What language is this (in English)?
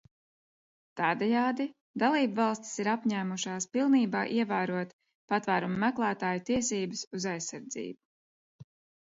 Latvian